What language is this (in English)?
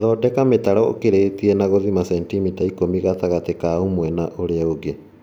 Kikuyu